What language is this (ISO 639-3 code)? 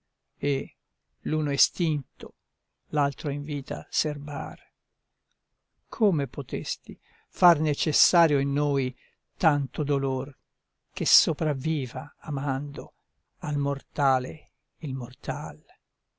ita